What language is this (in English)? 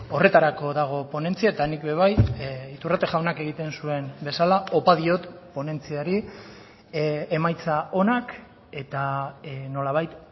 Basque